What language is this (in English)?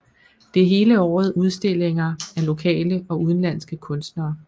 Danish